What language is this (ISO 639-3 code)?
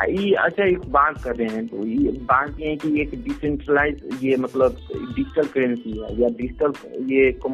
hin